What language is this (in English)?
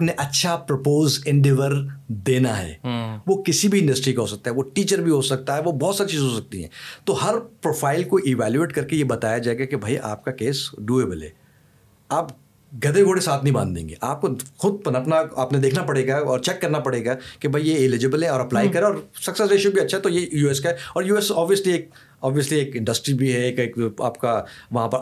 Urdu